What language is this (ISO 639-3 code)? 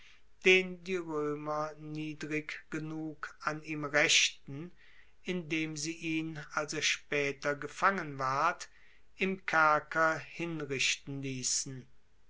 deu